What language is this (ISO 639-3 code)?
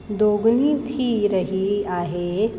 snd